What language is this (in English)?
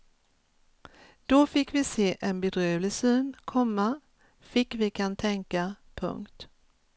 Swedish